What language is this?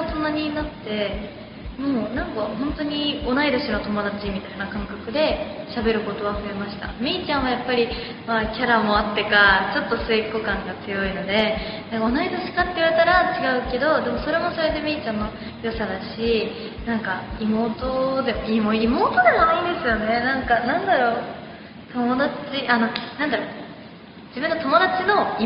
Japanese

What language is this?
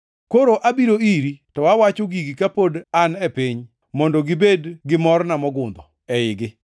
Luo (Kenya and Tanzania)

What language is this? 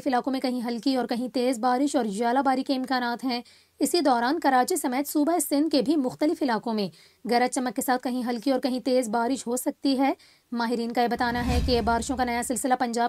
Hindi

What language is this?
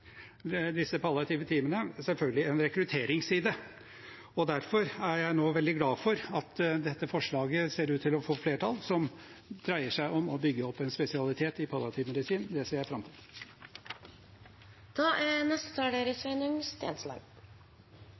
Norwegian Bokmål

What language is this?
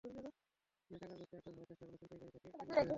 Bangla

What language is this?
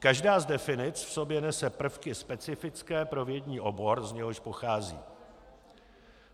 Czech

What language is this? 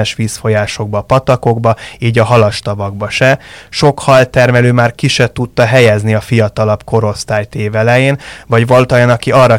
Hungarian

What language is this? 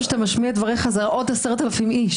Hebrew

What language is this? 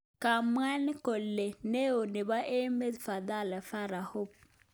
Kalenjin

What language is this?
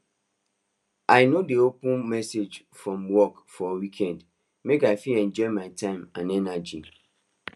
Nigerian Pidgin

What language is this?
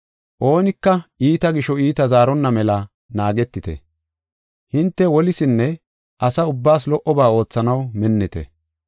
Gofa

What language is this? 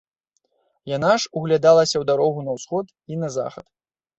Belarusian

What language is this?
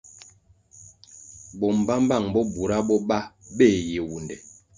Kwasio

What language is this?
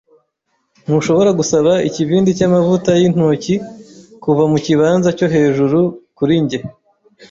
Kinyarwanda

